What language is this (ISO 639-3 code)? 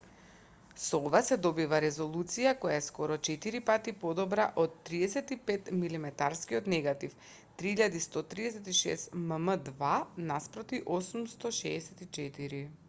mkd